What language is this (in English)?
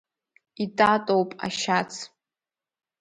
Abkhazian